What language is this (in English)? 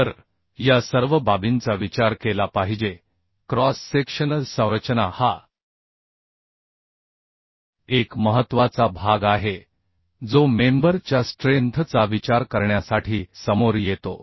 Marathi